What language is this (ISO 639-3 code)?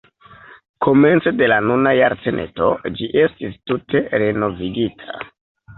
epo